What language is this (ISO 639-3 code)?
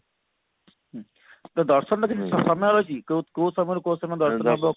ori